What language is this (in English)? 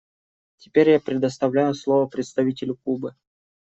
Russian